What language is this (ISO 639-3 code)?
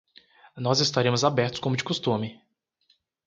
por